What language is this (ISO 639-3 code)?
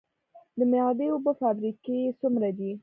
pus